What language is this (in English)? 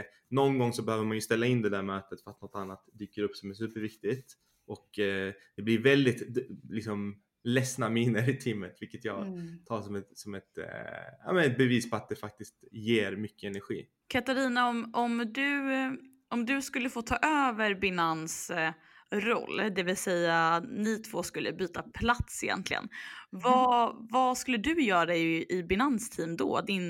Swedish